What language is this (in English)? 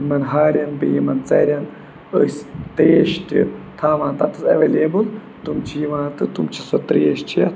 Kashmiri